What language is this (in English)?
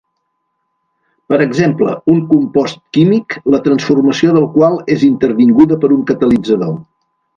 Catalan